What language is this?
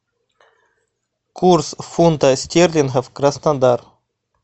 Russian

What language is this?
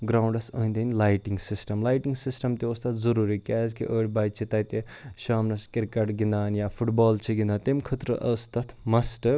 Kashmiri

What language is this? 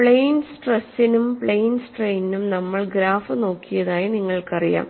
Malayalam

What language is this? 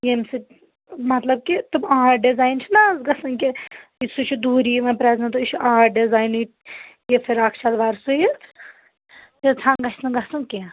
Kashmiri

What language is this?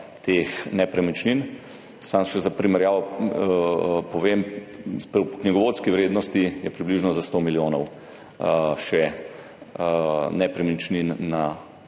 Slovenian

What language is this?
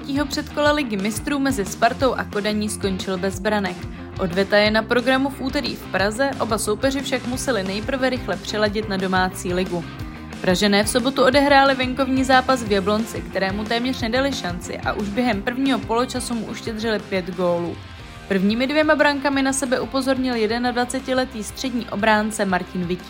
Czech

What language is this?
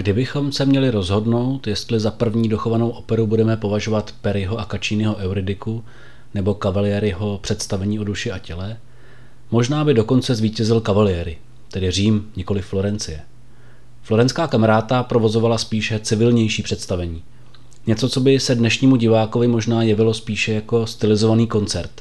Czech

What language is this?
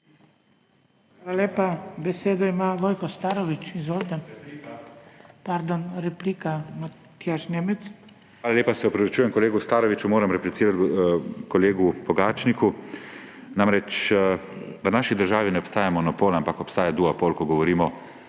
Slovenian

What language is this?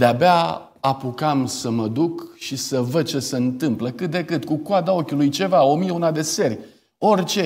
Romanian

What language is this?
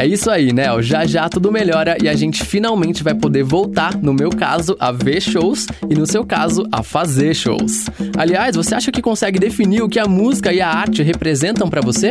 Portuguese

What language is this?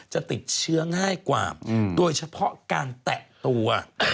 Thai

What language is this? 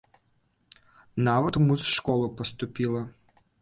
Belarusian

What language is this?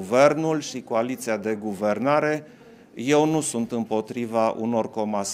Romanian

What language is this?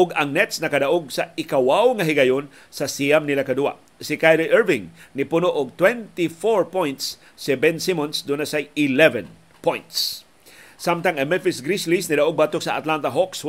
Filipino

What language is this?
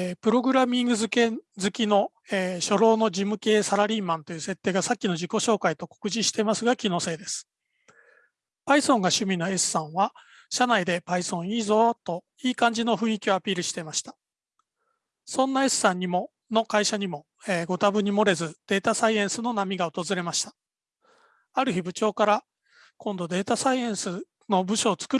Japanese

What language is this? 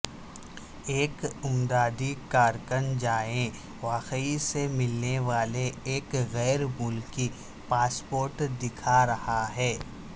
Urdu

